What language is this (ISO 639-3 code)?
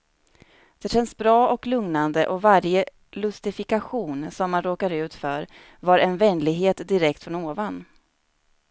swe